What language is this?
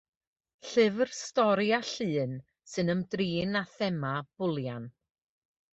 Welsh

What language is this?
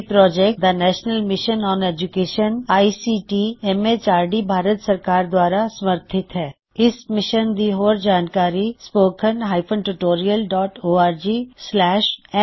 Punjabi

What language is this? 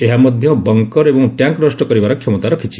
Odia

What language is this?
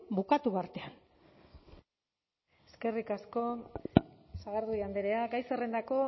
Basque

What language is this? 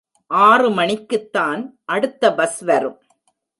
Tamil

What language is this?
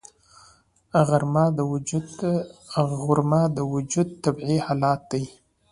Pashto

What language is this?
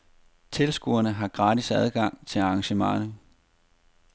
Danish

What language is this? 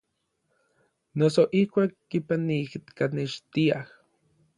Orizaba Nahuatl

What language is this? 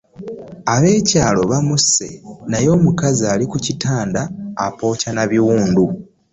Ganda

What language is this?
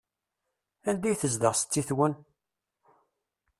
Kabyle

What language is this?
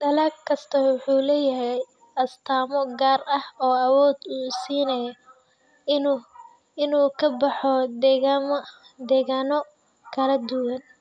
Somali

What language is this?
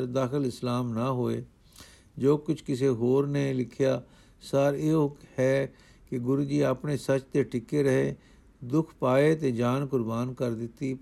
Punjabi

